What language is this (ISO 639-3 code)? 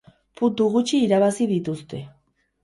eus